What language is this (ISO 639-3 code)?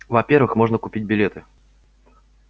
rus